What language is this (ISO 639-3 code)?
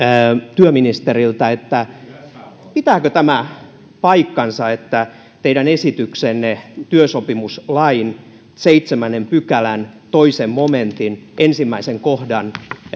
fin